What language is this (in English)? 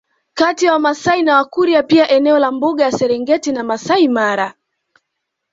Swahili